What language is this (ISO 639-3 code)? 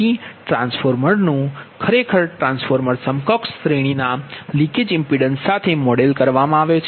guj